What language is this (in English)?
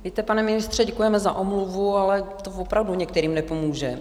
Czech